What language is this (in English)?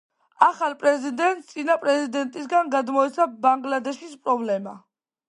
Georgian